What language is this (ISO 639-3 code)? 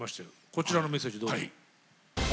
jpn